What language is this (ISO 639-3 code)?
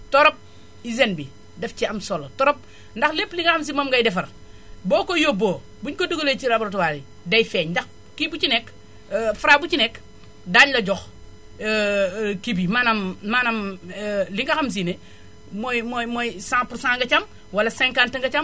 wol